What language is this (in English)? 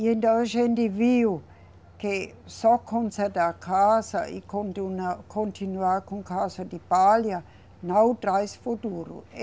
Portuguese